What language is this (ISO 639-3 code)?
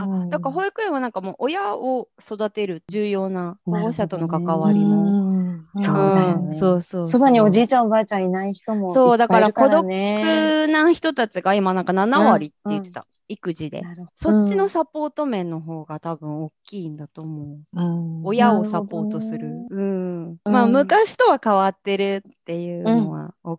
jpn